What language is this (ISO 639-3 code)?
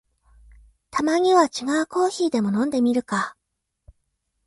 jpn